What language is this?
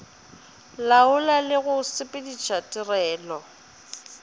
Northern Sotho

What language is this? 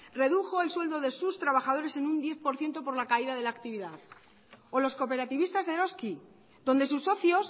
Spanish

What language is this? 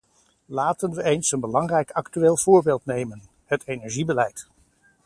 Dutch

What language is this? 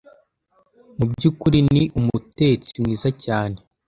Kinyarwanda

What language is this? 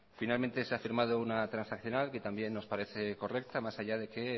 Spanish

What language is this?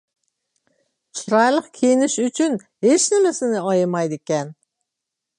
Uyghur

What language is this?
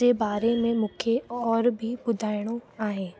Sindhi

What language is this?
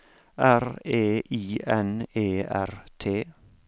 Norwegian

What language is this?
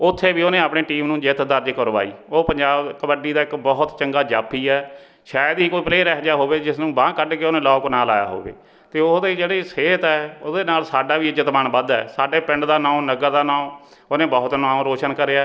Punjabi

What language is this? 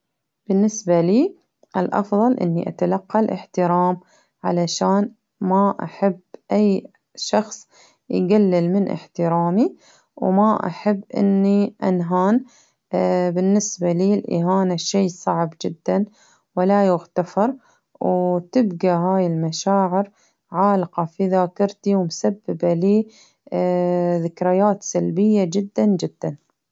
Baharna Arabic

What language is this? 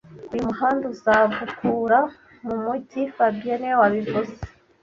Kinyarwanda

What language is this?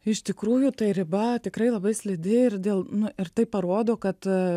Lithuanian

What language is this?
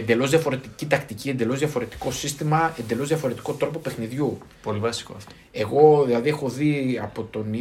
Greek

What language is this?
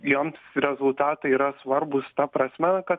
Lithuanian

